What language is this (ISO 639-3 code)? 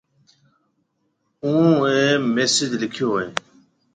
mve